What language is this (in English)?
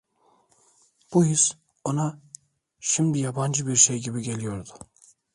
Turkish